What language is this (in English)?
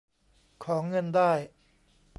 Thai